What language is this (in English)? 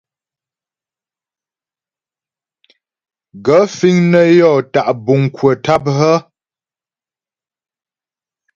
Ghomala